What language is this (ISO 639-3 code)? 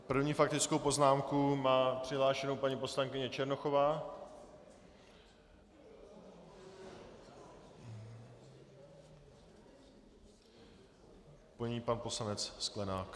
ces